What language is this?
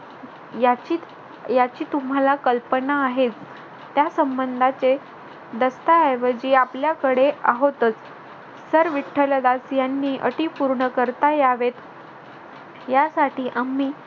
Marathi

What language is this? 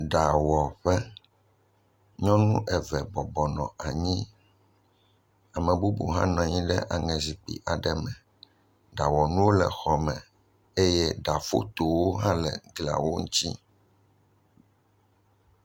Ewe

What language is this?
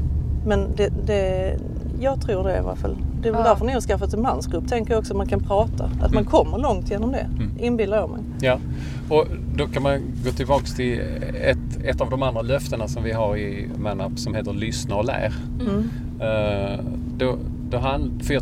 Swedish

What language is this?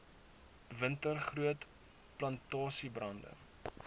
Afrikaans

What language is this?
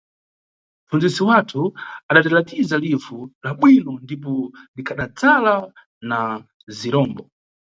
Nyungwe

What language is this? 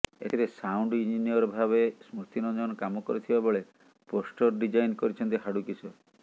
Odia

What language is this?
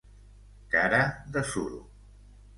Catalan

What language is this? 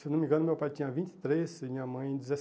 Portuguese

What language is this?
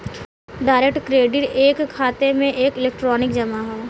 Bhojpuri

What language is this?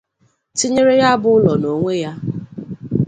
Igbo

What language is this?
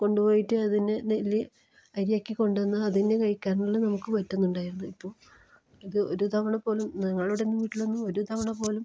Malayalam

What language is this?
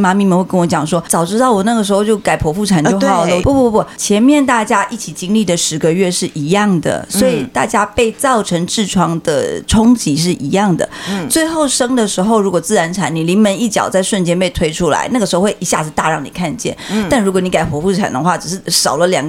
Chinese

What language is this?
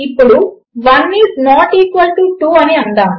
Telugu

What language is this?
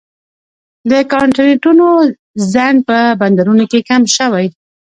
Pashto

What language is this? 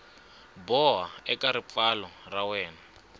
Tsonga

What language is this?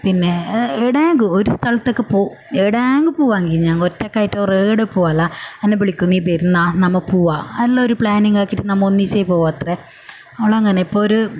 Malayalam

